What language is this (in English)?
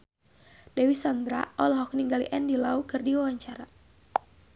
Sundanese